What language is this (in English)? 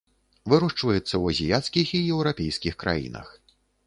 Belarusian